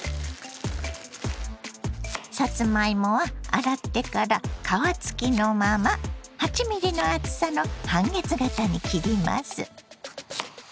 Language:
Japanese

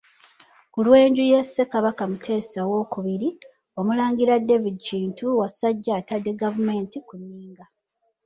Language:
Ganda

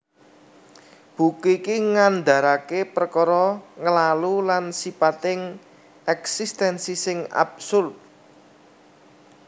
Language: Javanese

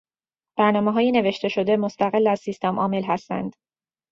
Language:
Persian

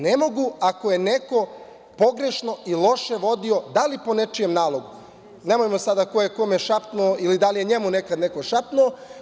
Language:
Serbian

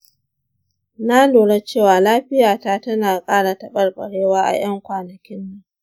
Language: Hausa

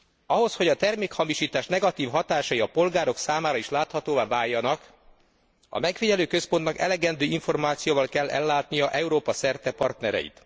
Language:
Hungarian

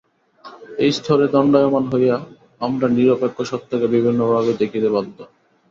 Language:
Bangla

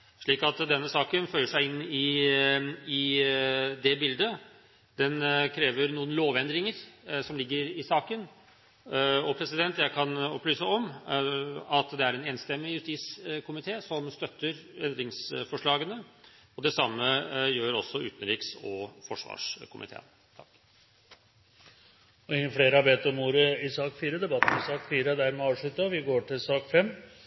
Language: Norwegian Bokmål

